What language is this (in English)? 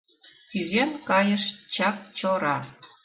Mari